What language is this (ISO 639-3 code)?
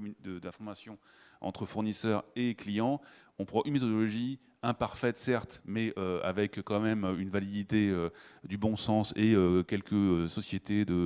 fra